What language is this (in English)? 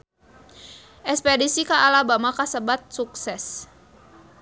Sundanese